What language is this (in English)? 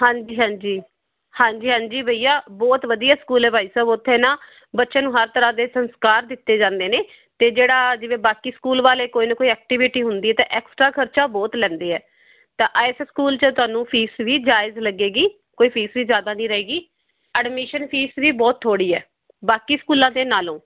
Punjabi